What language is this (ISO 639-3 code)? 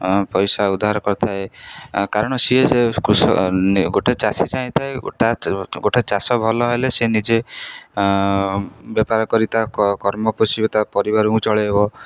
ori